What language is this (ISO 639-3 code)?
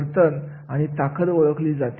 mar